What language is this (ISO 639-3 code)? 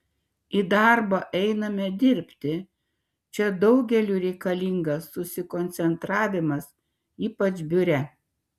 lit